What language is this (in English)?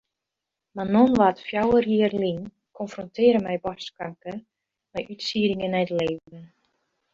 Western Frisian